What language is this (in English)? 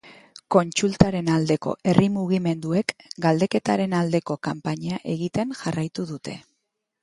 Basque